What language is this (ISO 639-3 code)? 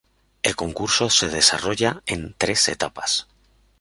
spa